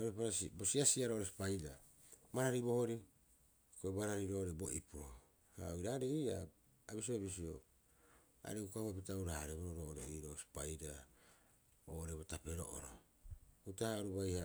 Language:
Rapoisi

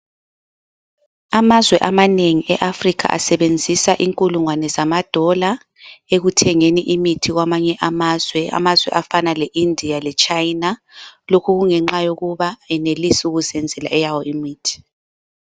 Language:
North Ndebele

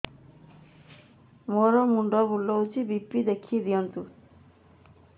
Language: Odia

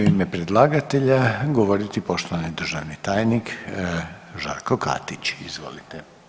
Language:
Croatian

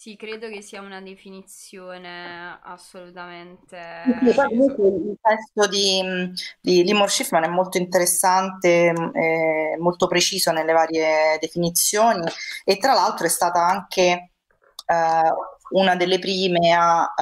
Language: Italian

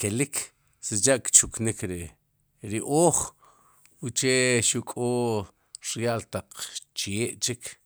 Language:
Sipacapense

